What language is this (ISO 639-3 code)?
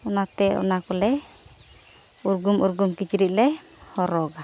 sat